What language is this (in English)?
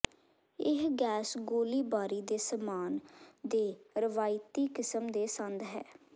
Punjabi